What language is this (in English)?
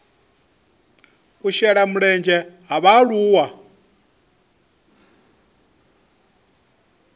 Venda